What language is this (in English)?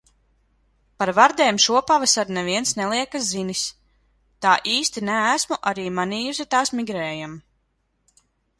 Latvian